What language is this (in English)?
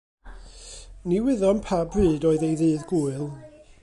Welsh